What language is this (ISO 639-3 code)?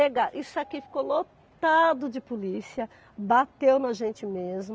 por